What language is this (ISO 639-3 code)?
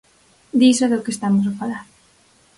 glg